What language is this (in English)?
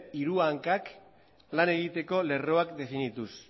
Basque